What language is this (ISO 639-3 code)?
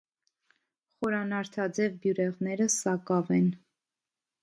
hye